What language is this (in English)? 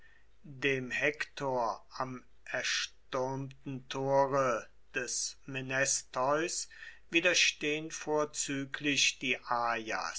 German